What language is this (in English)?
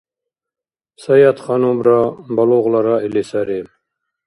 Dargwa